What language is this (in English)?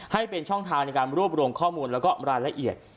Thai